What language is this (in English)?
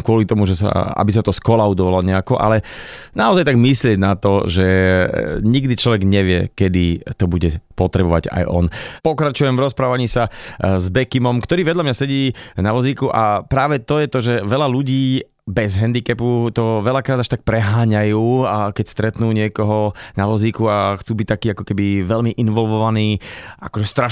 Slovak